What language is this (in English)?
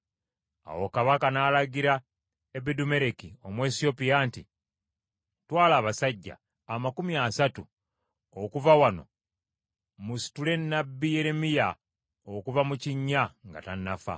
Ganda